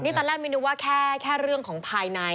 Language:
Thai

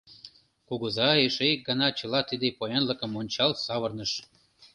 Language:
Mari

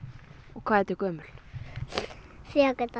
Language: Icelandic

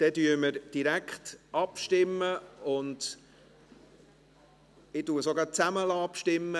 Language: Swiss German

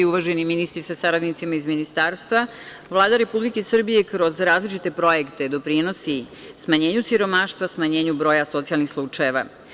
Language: Serbian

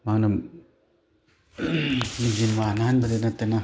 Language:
Manipuri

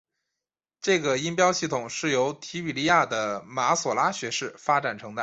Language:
Chinese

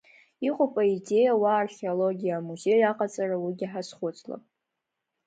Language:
Abkhazian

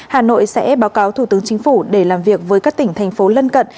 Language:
Vietnamese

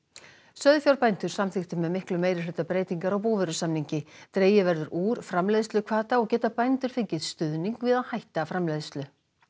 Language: Icelandic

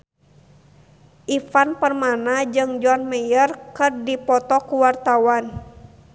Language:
Sundanese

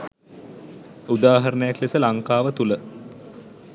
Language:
Sinhala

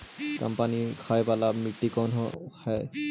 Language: Magahi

